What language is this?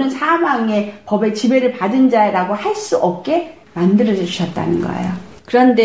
Korean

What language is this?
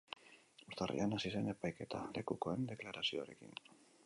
Basque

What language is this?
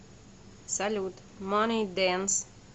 Russian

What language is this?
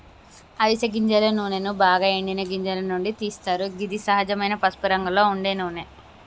Telugu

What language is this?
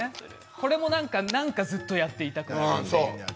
Japanese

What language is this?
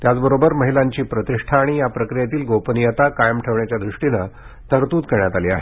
Marathi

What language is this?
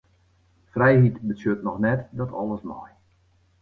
Western Frisian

